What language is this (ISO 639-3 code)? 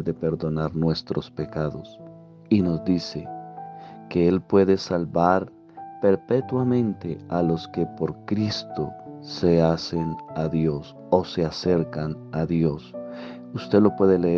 spa